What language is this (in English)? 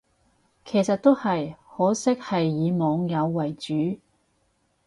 Cantonese